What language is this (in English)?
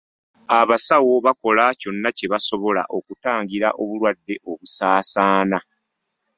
Ganda